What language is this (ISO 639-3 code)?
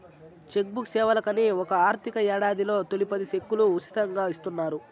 tel